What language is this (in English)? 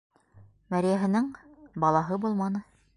Bashkir